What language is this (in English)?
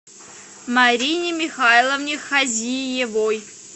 Russian